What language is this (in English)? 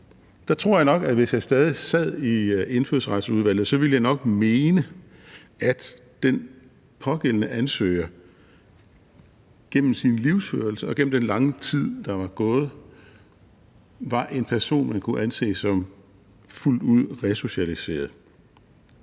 Danish